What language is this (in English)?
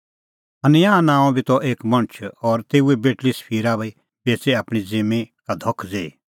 Kullu Pahari